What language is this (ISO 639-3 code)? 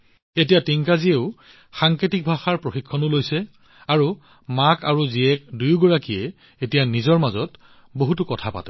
asm